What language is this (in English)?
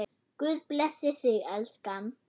Icelandic